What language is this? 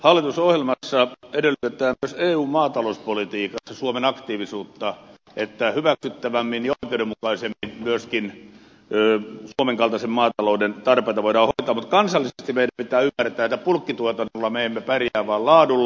Finnish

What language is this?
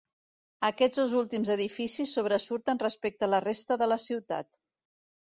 Catalan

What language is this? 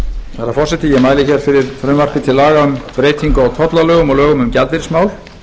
Icelandic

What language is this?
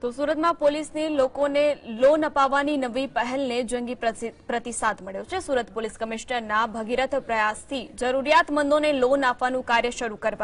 Hindi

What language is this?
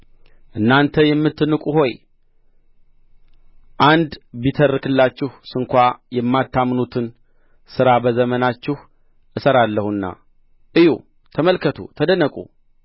Amharic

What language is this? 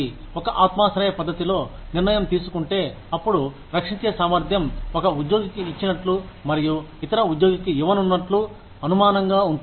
Telugu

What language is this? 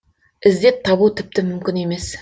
Kazakh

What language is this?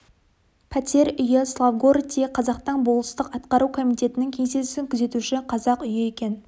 Kazakh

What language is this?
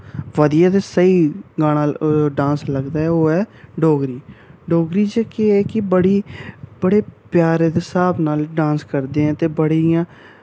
Dogri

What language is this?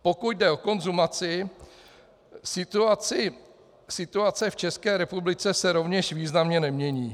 Czech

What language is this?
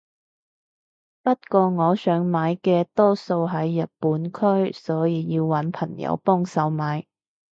Cantonese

